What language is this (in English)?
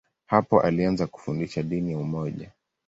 Swahili